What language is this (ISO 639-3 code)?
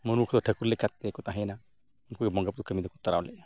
sat